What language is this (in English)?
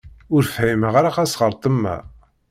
Kabyle